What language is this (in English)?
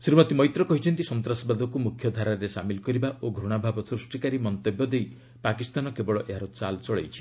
Odia